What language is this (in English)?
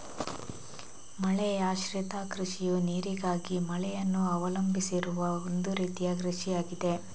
Kannada